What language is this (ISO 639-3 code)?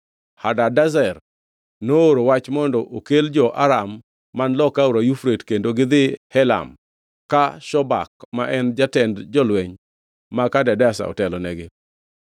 luo